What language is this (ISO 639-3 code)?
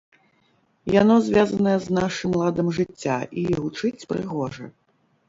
bel